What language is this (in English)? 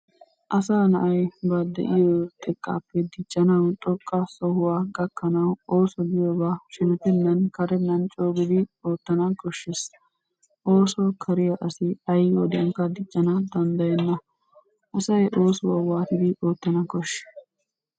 Wolaytta